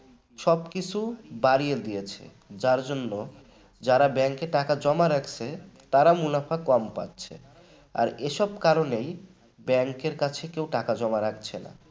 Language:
Bangla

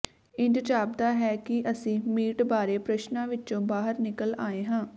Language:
Punjabi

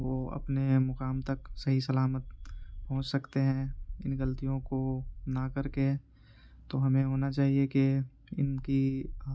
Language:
Urdu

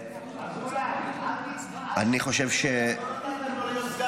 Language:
Hebrew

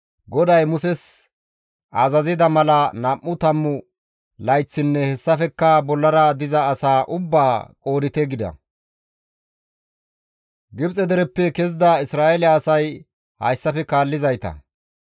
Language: Gamo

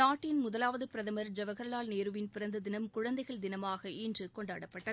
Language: Tamil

